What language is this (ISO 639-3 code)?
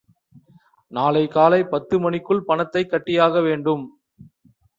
tam